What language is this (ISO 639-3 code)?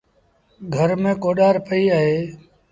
sbn